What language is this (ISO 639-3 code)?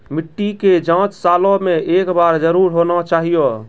mai